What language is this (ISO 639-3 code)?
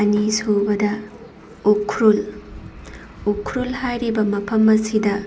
mni